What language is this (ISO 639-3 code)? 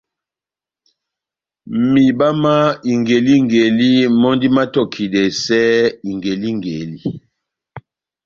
bnm